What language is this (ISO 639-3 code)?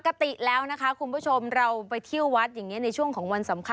tha